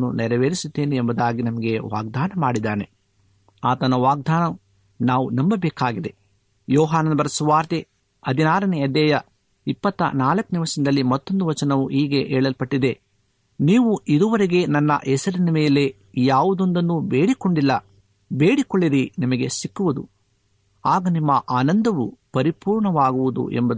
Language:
Kannada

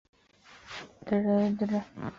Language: Chinese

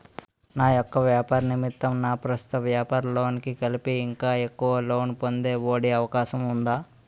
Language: Telugu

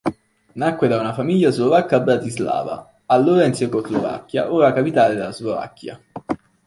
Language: Italian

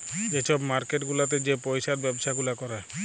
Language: Bangla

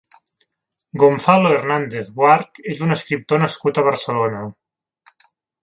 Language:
Catalan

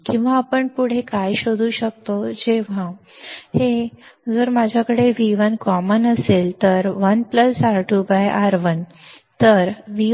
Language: Marathi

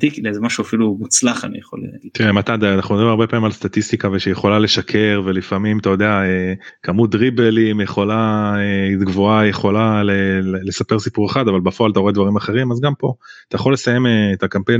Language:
Hebrew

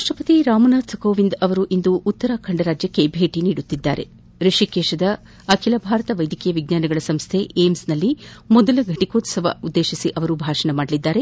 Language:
Kannada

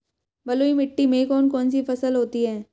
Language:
Hindi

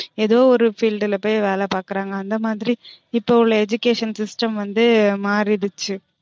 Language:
Tamil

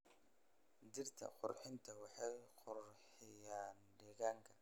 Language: Somali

